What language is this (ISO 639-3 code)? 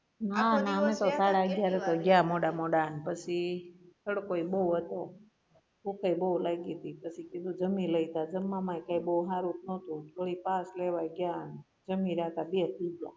guj